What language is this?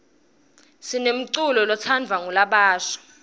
Swati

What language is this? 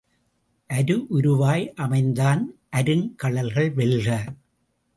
Tamil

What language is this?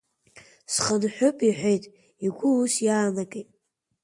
Abkhazian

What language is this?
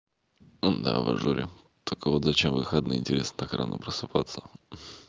Russian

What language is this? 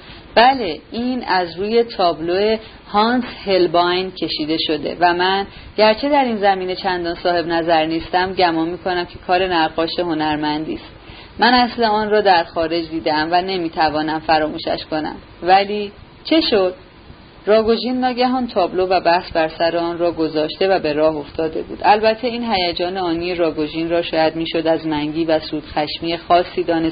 Persian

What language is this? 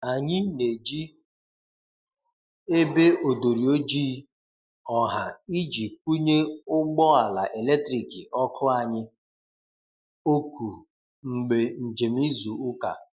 Igbo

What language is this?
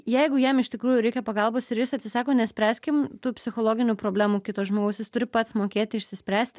Lithuanian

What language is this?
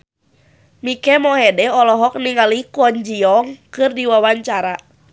Sundanese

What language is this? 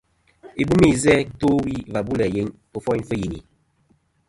Kom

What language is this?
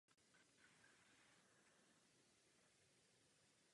Czech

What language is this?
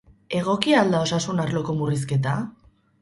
Basque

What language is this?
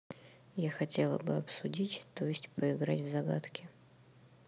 Russian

